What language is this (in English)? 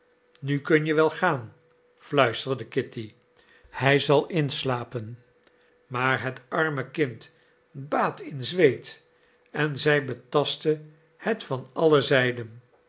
Dutch